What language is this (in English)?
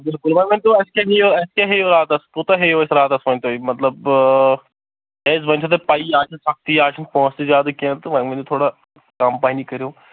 Kashmiri